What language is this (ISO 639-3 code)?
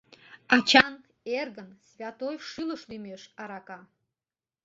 chm